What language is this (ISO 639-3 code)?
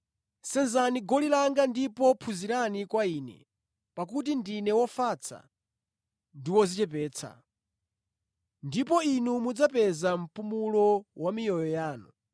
nya